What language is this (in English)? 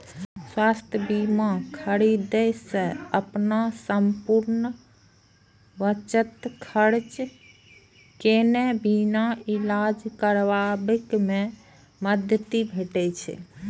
Maithili